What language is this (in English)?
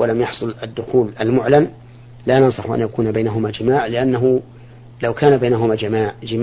Arabic